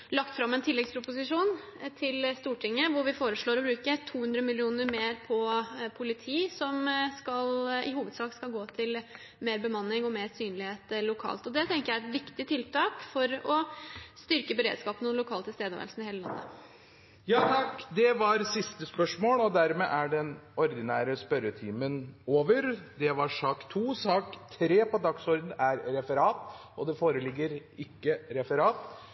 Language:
Norwegian Bokmål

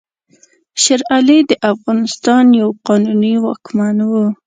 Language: Pashto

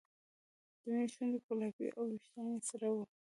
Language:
Pashto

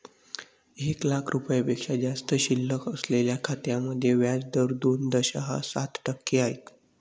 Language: Marathi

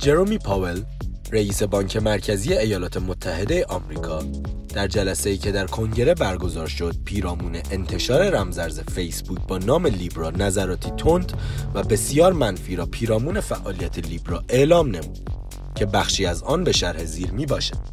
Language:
Persian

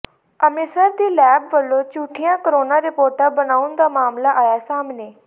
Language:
Punjabi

